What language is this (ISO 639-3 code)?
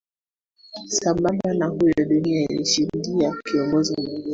swa